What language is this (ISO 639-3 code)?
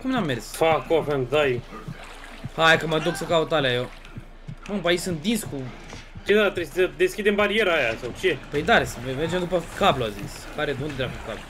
ron